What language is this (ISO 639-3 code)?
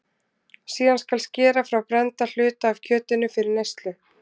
isl